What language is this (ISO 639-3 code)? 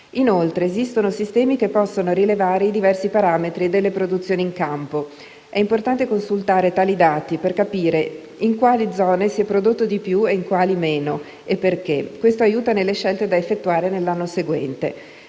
ita